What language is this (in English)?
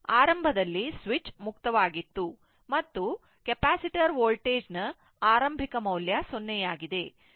Kannada